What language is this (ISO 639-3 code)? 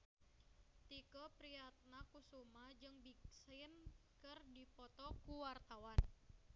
sun